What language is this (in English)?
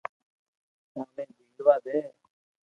Loarki